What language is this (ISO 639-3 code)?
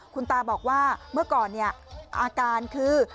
tha